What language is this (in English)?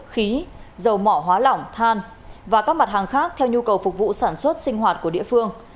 Vietnamese